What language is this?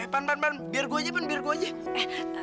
Indonesian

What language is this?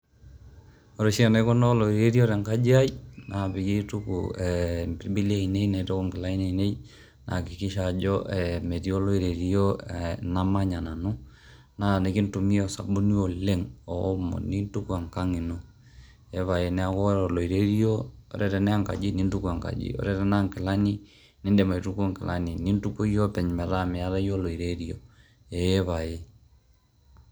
Masai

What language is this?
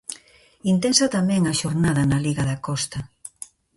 Galician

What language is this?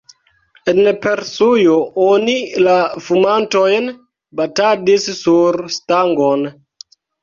Esperanto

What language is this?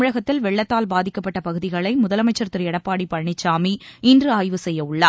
Tamil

